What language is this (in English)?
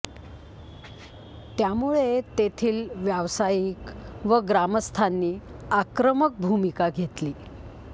Marathi